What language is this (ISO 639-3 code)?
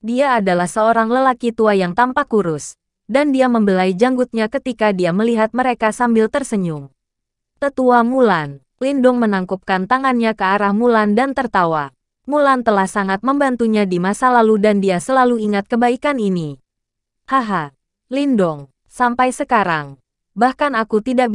ind